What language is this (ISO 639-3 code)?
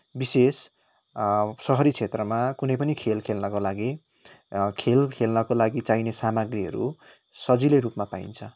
nep